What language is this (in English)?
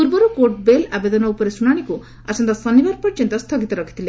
Odia